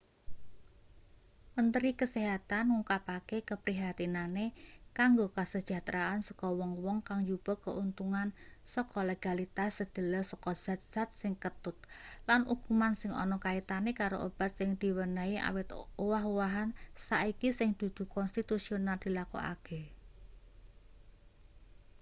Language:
Javanese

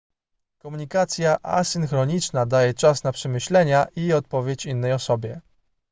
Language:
Polish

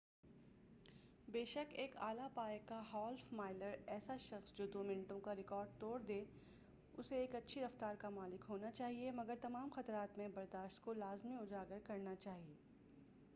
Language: Urdu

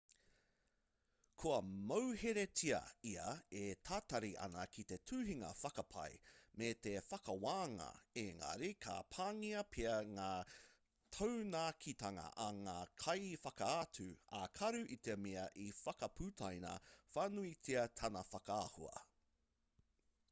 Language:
Māori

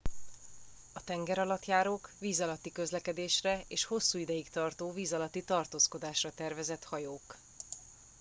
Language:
Hungarian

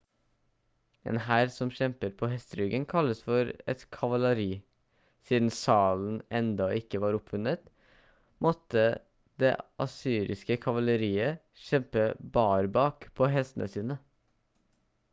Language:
Norwegian Bokmål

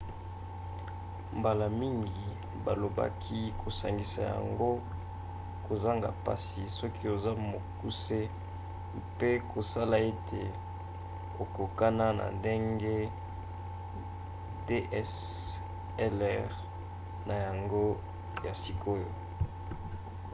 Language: Lingala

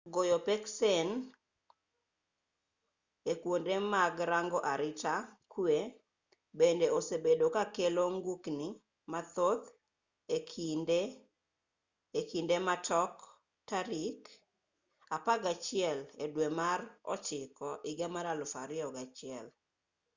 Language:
Luo (Kenya and Tanzania)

